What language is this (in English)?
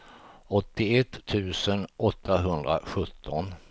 Swedish